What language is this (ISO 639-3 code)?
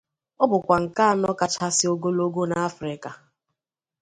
ibo